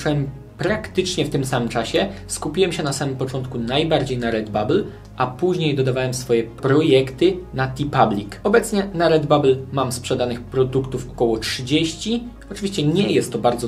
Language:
Polish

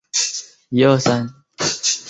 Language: Chinese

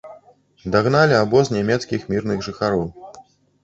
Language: Belarusian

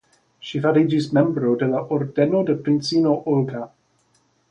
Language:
Esperanto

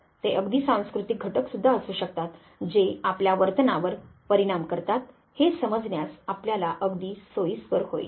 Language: Marathi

